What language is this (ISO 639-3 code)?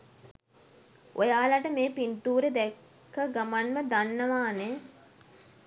sin